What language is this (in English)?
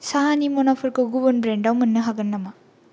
Bodo